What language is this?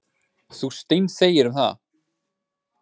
Icelandic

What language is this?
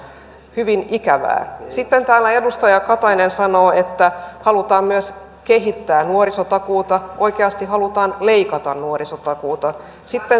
Finnish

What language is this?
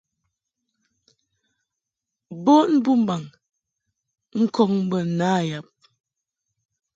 Mungaka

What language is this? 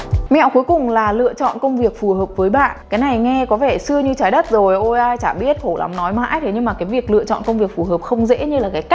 Vietnamese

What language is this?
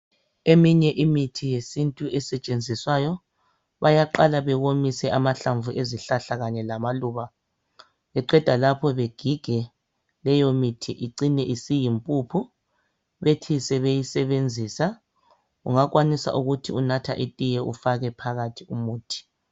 North Ndebele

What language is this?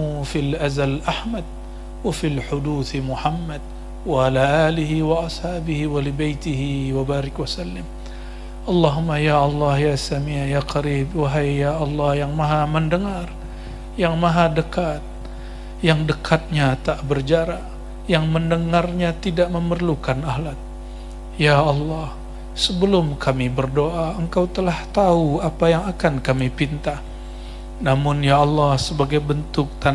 Indonesian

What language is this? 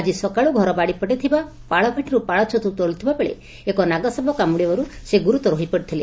Odia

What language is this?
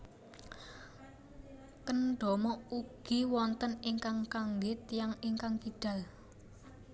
Javanese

